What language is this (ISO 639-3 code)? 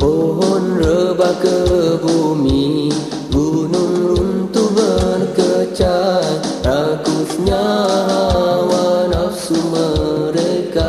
msa